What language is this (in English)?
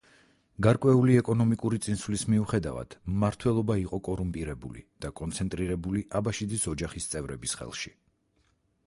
Georgian